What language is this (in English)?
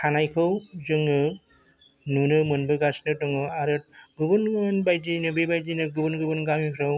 Bodo